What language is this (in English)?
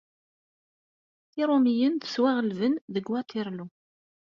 Kabyle